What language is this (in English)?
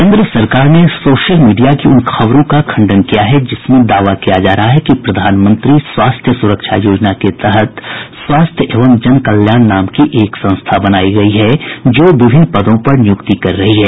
Hindi